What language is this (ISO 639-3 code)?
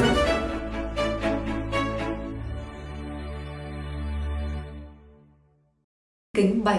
vie